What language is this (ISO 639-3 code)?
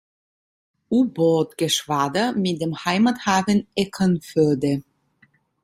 deu